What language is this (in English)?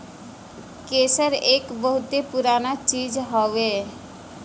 Bhojpuri